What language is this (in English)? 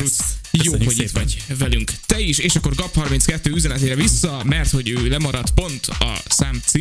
Hungarian